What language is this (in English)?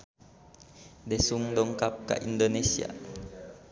Sundanese